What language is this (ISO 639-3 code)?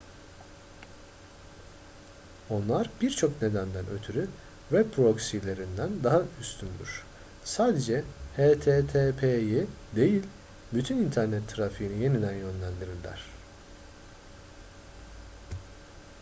tur